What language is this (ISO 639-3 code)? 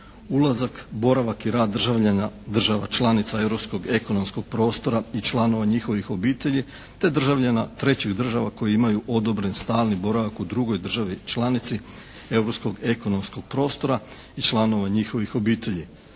hrv